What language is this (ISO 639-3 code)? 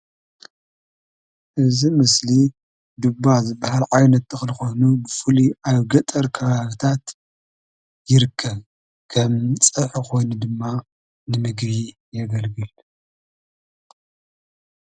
tir